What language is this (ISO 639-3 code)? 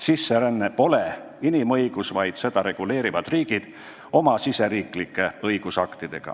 est